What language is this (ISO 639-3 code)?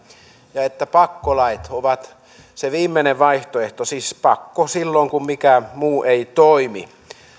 fin